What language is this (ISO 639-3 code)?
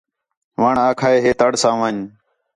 xhe